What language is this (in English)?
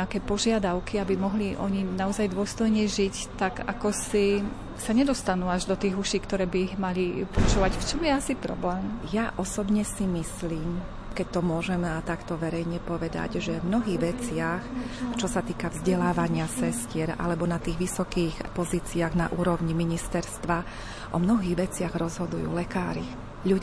Slovak